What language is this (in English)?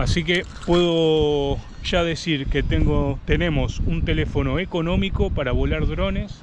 Spanish